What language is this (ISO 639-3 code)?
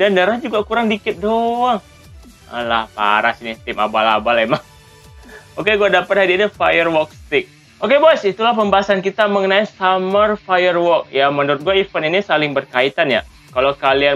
ind